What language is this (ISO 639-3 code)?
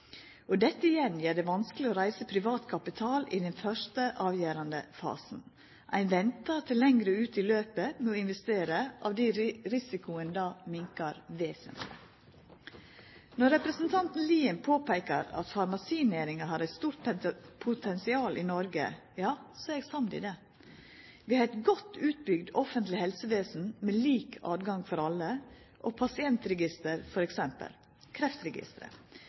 nno